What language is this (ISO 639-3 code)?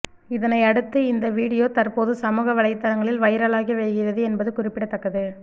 tam